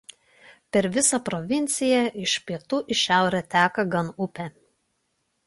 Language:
Lithuanian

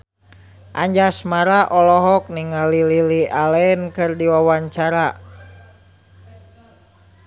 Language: Sundanese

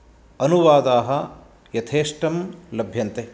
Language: Sanskrit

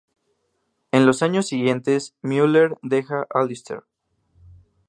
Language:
Spanish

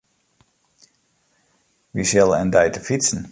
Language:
Western Frisian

